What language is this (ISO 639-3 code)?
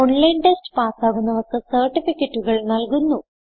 mal